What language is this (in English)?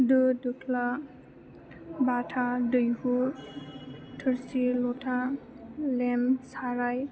Bodo